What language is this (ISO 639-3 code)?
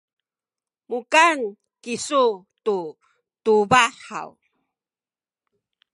szy